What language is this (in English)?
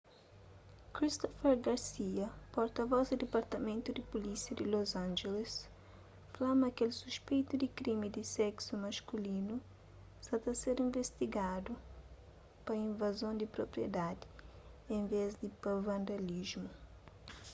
Kabuverdianu